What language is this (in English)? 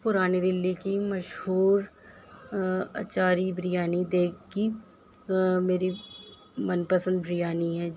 Urdu